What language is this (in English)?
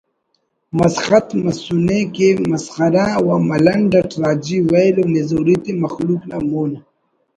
Brahui